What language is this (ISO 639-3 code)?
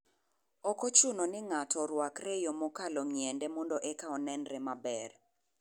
luo